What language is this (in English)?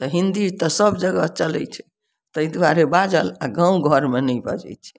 Maithili